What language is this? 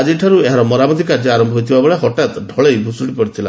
Odia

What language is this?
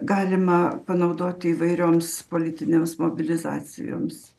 Lithuanian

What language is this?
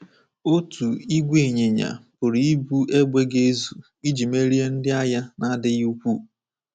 Igbo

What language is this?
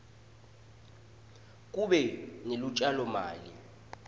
Swati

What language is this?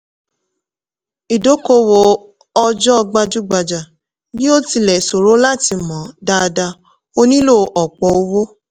Yoruba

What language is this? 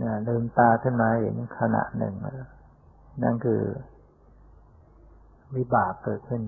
Thai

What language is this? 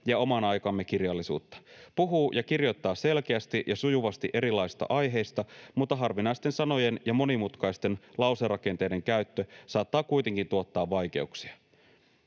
Finnish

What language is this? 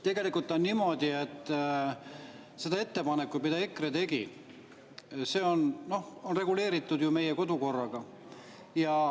Estonian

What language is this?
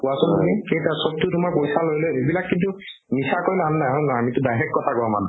Assamese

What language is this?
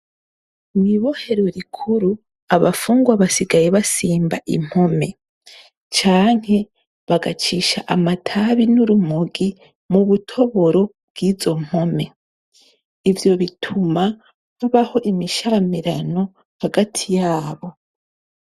Rundi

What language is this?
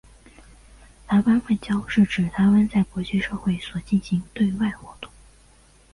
Chinese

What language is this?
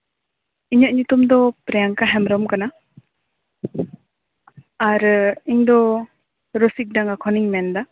Santali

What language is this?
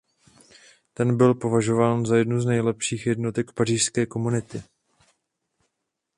Czech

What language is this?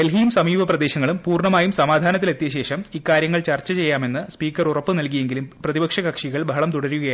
Malayalam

